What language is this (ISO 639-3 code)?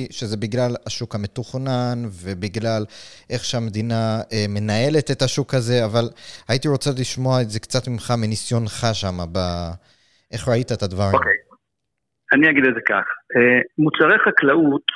heb